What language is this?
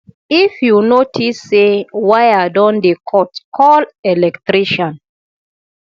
Nigerian Pidgin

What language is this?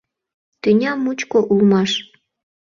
Mari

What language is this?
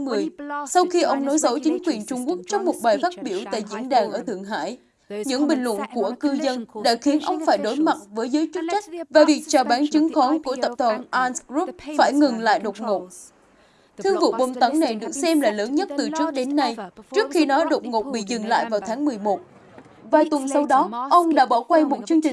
Vietnamese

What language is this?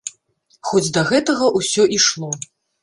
Belarusian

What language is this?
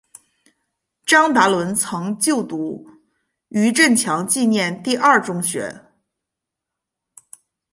Chinese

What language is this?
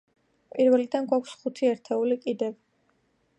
Georgian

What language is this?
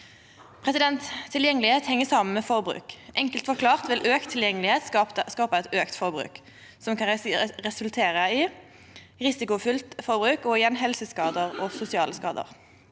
Norwegian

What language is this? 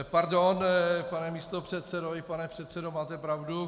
Czech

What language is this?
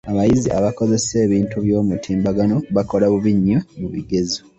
Ganda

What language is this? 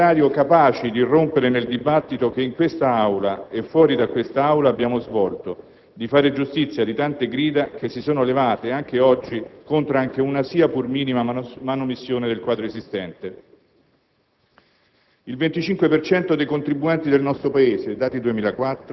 Italian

